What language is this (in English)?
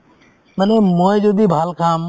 Assamese